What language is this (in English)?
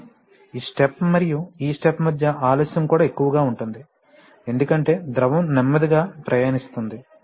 Telugu